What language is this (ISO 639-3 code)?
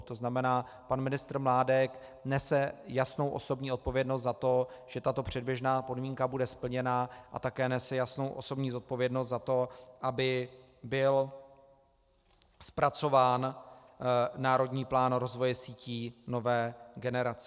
ces